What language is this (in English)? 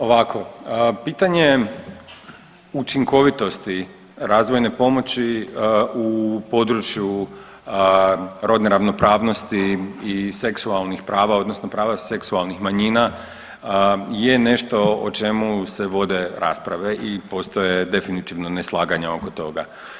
Croatian